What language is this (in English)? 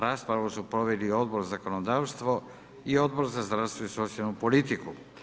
Croatian